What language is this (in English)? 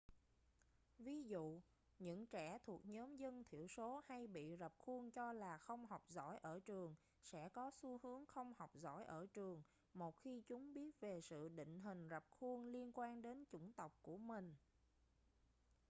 Vietnamese